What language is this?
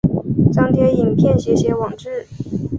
Chinese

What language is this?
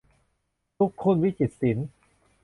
Thai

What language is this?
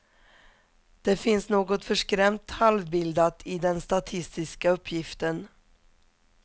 Swedish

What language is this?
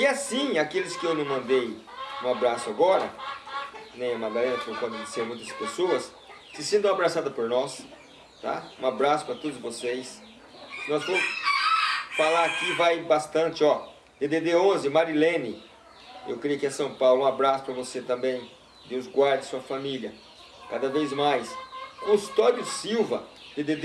Portuguese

